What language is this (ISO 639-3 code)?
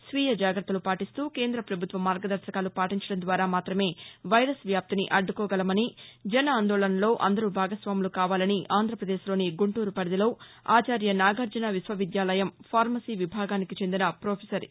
tel